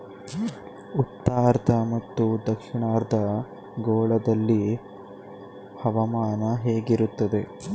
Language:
Kannada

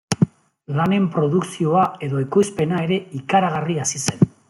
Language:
Basque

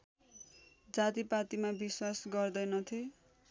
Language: Nepali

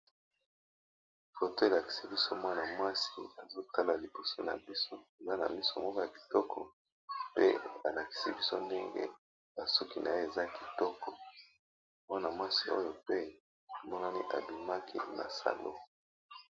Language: Lingala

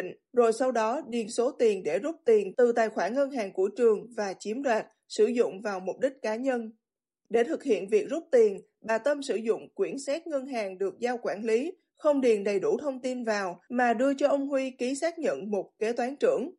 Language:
Vietnamese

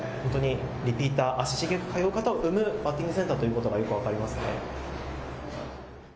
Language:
Japanese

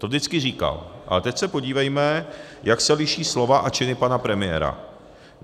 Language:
Czech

